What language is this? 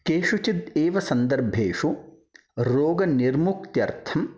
Sanskrit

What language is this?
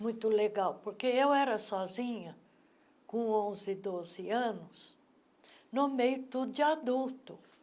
Portuguese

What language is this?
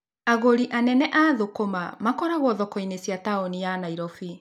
Kikuyu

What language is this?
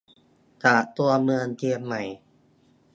Thai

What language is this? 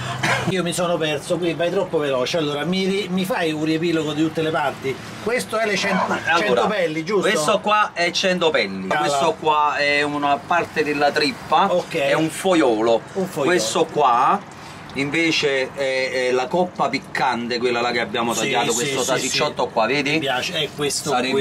Italian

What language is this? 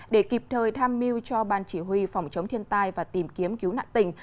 Vietnamese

